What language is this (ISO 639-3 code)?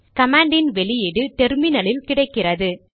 tam